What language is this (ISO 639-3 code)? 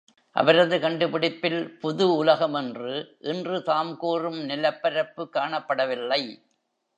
tam